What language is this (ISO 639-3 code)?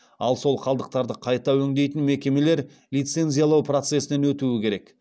kaz